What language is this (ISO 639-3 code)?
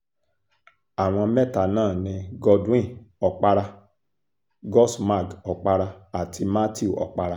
yor